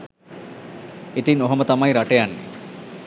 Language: Sinhala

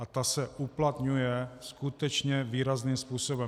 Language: Czech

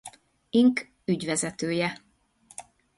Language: Hungarian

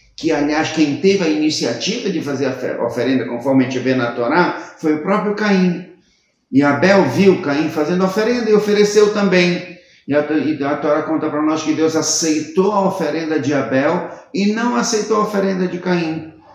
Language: Portuguese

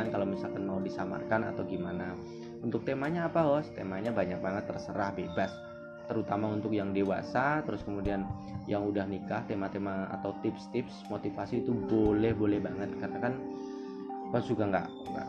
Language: Indonesian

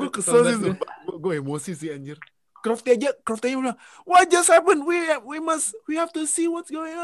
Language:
Indonesian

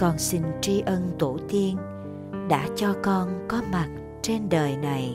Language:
Vietnamese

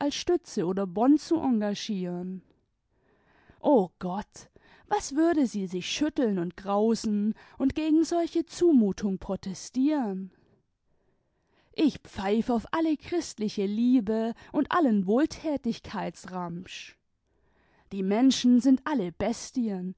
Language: German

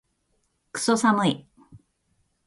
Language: Japanese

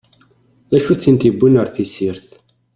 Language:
Kabyle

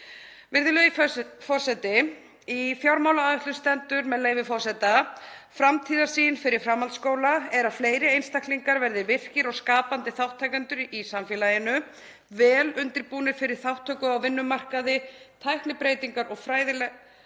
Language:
Icelandic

